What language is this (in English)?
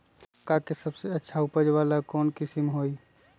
Magahi